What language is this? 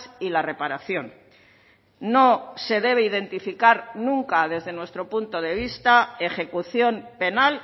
Spanish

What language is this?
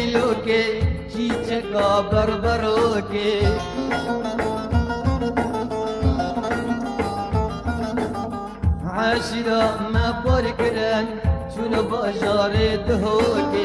Arabic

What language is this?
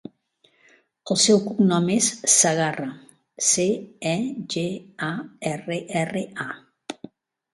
Catalan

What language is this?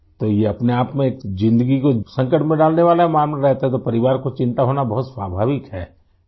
Urdu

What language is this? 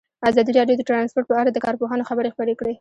Pashto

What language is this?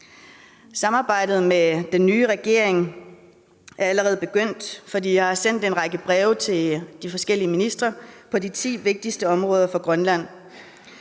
Danish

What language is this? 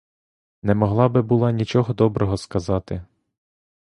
Ukrainian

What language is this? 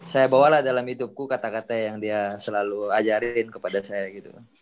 Indonesian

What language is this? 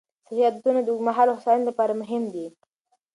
Pashto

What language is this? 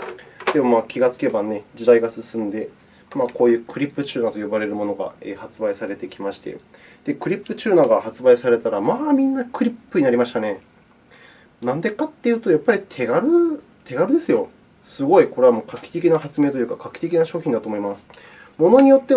Japanese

